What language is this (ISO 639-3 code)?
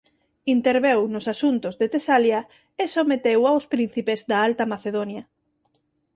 glg